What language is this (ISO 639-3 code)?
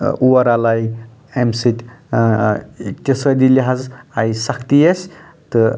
kas